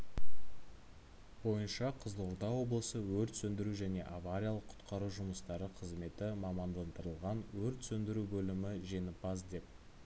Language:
Kazakh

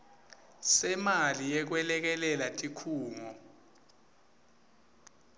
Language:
Swati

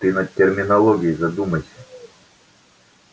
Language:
Russian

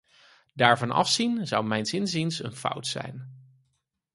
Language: Dutch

